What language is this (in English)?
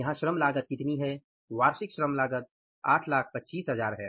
Hindi